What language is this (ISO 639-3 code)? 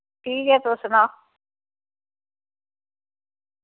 doi